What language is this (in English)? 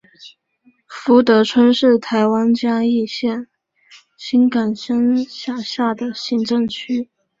Chinese